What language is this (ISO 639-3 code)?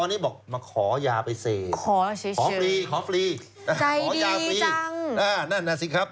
tha